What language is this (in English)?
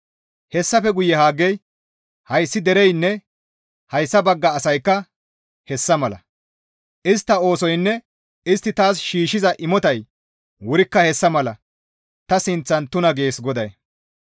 Gamo